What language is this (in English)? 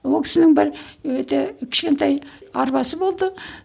Kazakh